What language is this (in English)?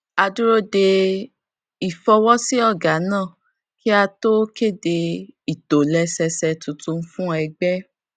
Yoruba